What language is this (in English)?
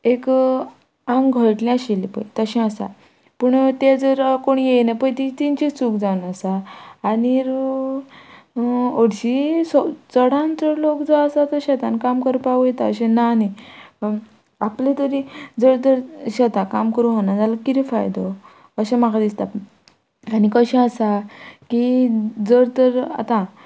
Konkani